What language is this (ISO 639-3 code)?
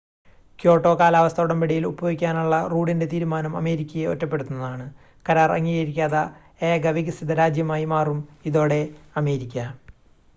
mal